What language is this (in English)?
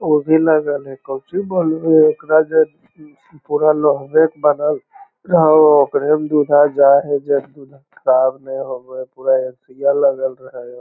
Magahi